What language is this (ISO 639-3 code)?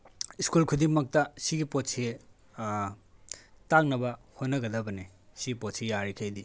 mni